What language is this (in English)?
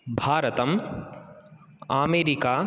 Sanskrit